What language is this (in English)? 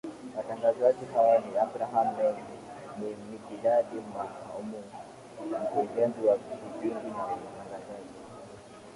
Swahili